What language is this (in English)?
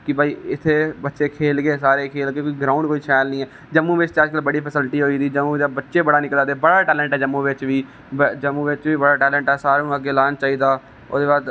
Dogri